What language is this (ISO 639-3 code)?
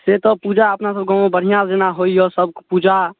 mai